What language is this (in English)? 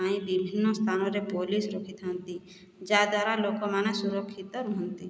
Odia